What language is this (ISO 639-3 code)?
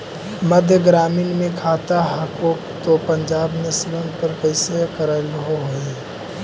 mag